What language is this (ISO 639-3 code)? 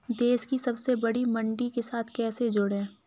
hin